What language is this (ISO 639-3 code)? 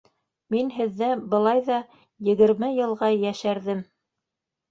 bak